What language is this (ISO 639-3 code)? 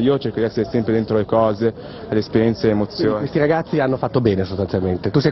ita